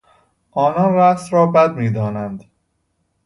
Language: Persian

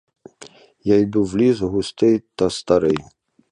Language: Ukrainian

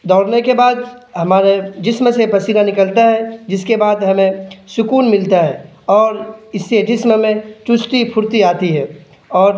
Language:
Urdu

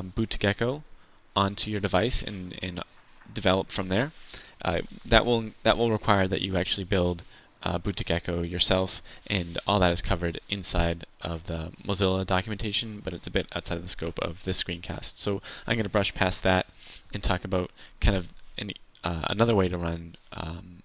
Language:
English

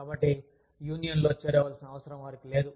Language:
Telugu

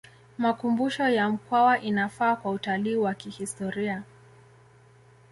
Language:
Swahili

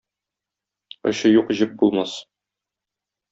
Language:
Tatar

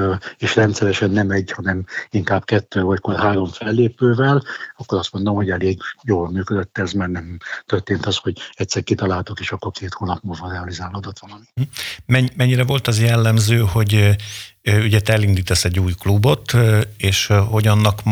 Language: Hungarian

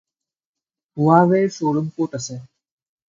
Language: Assamese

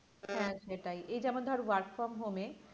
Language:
Bangla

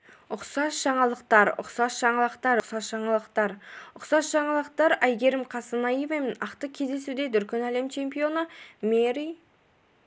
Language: Kazakh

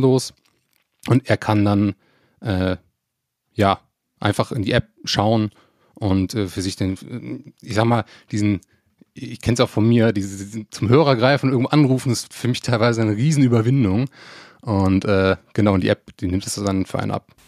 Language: German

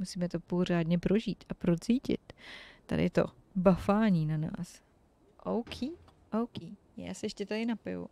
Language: Czech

